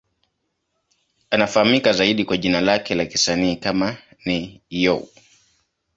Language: Swahili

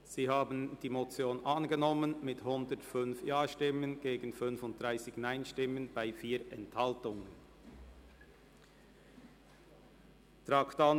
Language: Swiss German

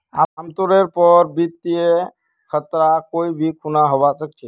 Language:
Magahi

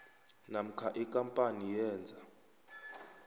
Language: South Ndebele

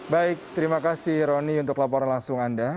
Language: Indonesian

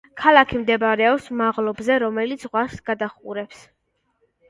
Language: Georgian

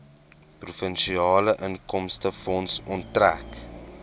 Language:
Afrikaans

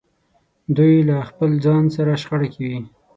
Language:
Pashto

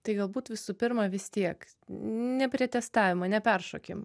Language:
Lithuanian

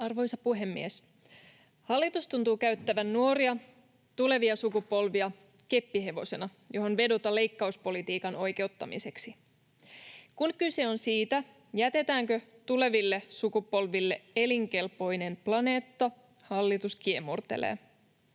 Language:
Finnish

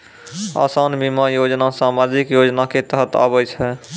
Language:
Maithili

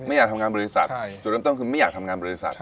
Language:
Thai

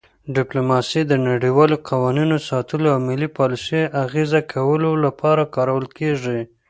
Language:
Pashto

